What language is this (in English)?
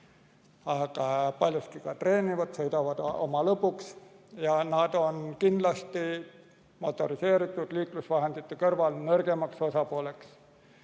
Estonian